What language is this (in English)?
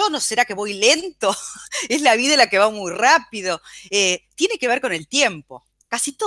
Spanish